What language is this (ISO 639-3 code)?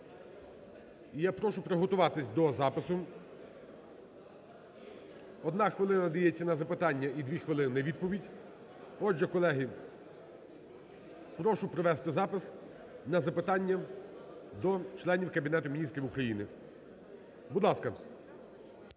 ukr